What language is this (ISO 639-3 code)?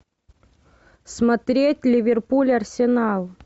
rus